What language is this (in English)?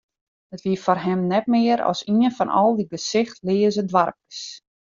Western Frisian